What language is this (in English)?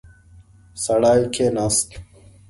Pashto